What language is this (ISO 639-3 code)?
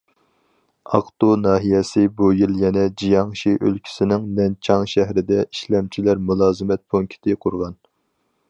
uig